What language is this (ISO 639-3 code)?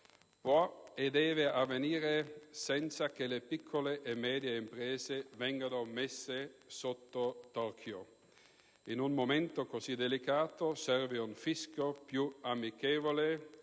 ita